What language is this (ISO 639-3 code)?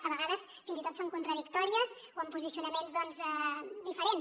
cat